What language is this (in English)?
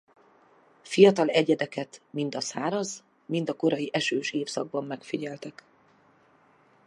Hungarian